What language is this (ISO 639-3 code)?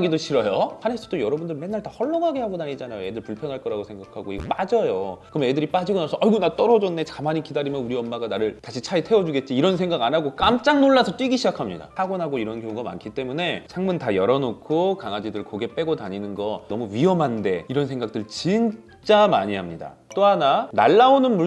kor